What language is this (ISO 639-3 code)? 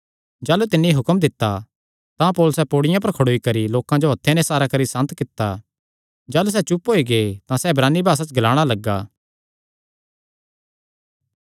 xnr